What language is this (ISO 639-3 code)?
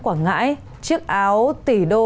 vie